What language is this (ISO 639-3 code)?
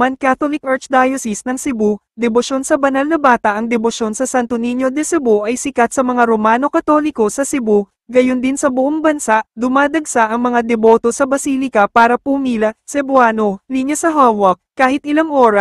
fil